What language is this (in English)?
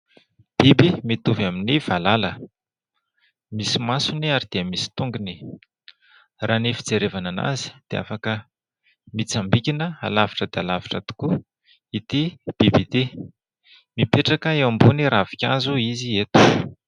Malagasy